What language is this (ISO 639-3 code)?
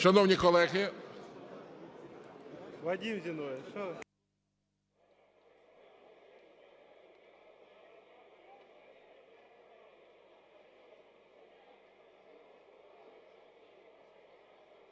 ukr